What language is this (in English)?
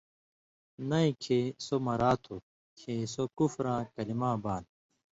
Indus Kohistani